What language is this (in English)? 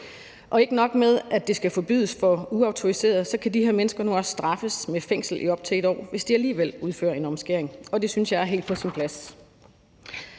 Danish